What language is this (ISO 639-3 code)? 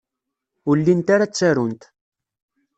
kab